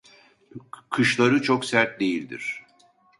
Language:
Turkish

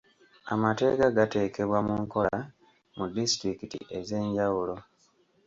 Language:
Ganda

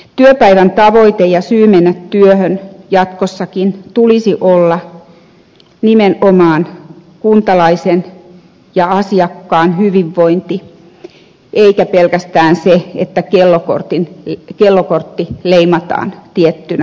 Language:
Finnish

